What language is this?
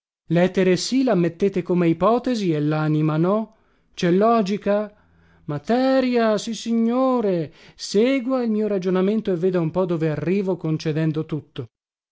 Italian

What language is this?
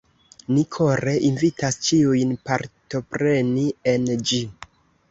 Esperanto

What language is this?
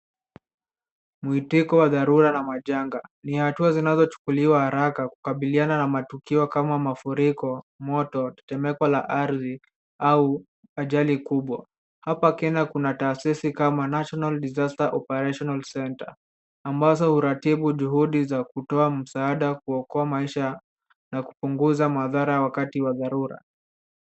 Swahili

